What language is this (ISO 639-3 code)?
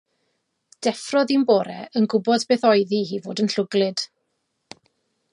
cym